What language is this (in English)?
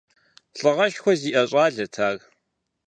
Kabardian